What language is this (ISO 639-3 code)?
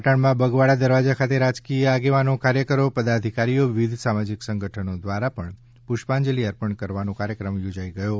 guj